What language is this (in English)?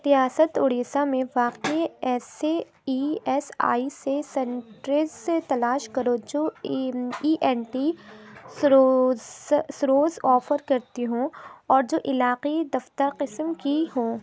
Urdu